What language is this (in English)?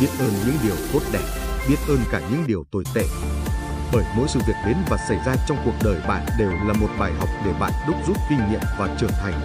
Vietnamese